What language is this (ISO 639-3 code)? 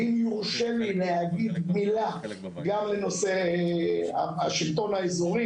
heb